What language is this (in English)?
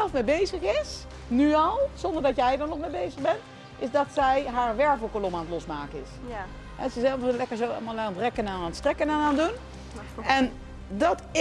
Dutch